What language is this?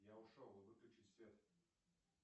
Russian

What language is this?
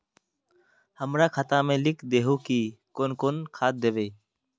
Magahi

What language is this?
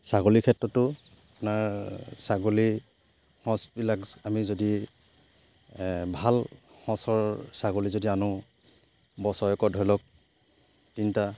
Assamese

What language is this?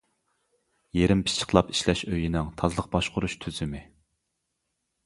Uyghur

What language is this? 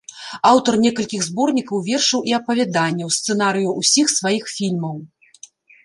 Belarusian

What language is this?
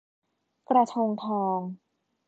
Thai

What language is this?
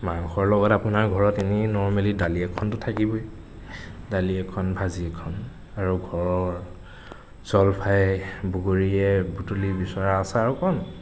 Assamese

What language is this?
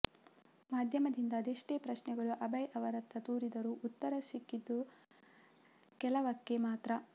Kannada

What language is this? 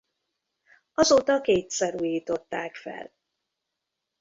Hungarian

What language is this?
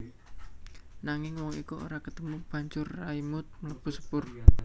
Javanese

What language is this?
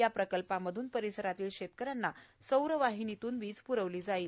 Marathi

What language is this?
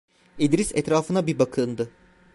Turkish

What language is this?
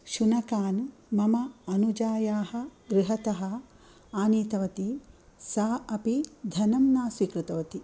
Sanskrit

